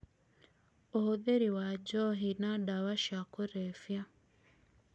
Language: Kikuyu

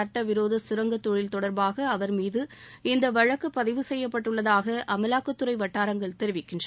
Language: Tamil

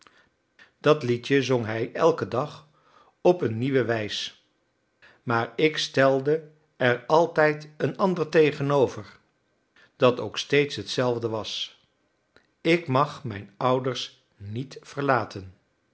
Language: Dutch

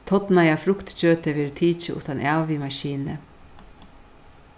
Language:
Faroese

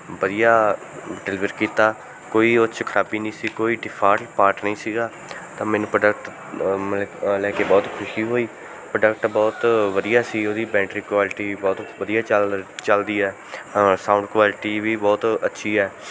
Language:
Punjabi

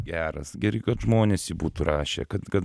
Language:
Lithuanian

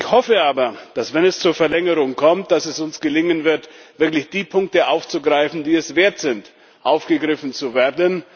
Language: German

